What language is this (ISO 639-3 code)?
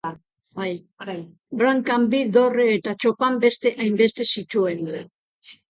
eus